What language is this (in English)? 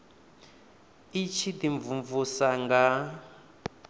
Venda